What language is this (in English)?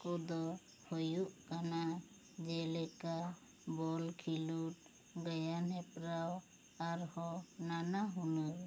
Santali